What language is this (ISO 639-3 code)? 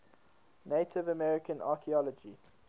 eng